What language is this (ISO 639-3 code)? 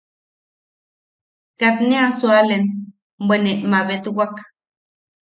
yaq